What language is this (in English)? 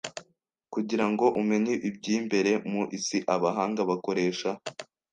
Kinyarwanda